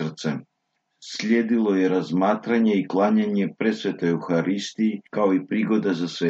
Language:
Croatian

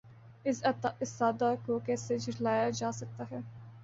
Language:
Urdu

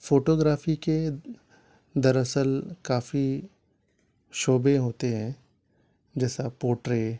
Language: Urdu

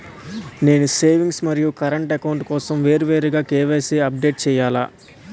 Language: Telugu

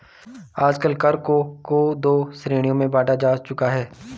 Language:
Hindi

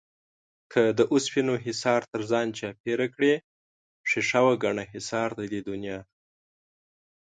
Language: Pashto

